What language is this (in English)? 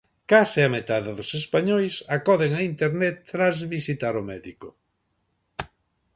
Galician